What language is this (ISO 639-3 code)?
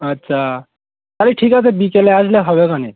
ben